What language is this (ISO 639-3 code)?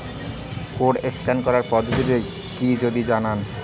ben